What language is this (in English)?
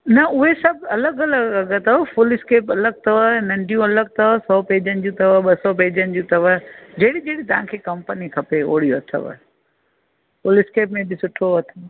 Sindhi